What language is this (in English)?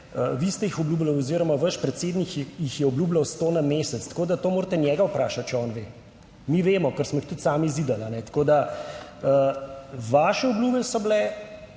Slovenian